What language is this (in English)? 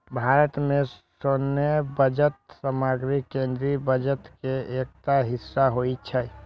Maithili